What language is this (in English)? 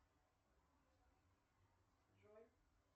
Russian